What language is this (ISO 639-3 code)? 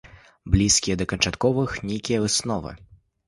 bel